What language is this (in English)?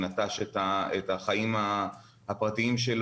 Hebrew